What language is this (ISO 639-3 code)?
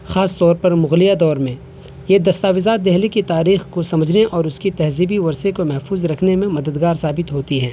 urd